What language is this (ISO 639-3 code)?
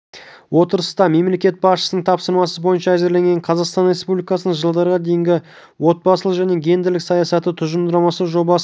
kaz